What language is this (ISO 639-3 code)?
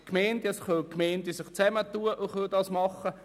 gsw